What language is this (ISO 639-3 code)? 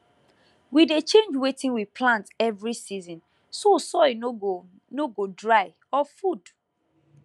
pcm